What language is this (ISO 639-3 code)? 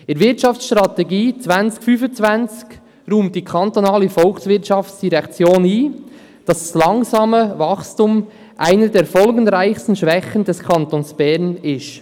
gsw